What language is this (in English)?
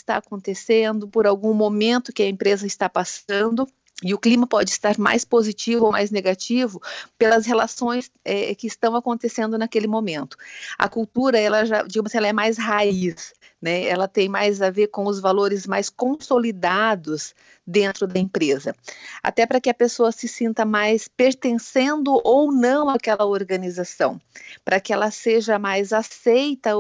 Portuguese